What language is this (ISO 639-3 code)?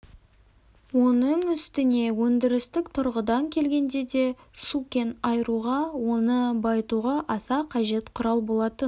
kaz